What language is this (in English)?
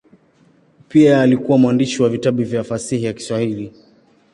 Swahili